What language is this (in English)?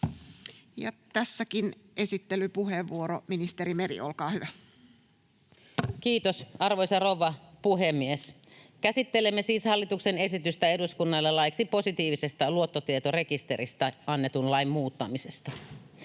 Finnish